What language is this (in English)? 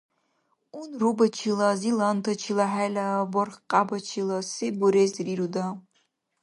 Dargwa